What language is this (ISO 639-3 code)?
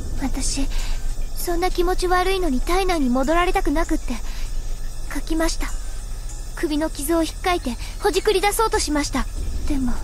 jpn